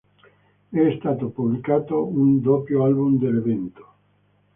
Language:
Italian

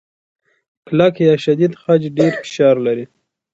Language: Pashto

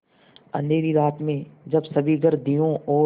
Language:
Hindi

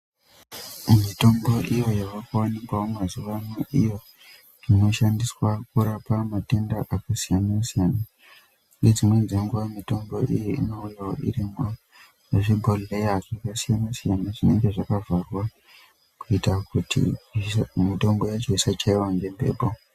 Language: Ndau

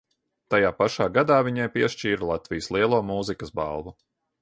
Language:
Latvian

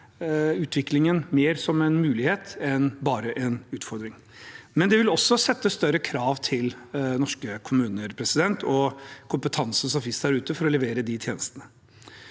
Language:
Norwegian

